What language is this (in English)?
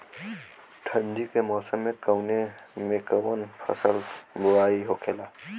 Bhojpuri